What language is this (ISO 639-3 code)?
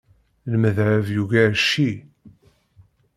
kab